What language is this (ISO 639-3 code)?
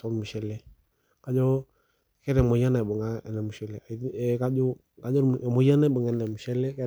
mas